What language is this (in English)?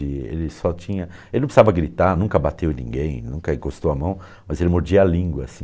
Portuguese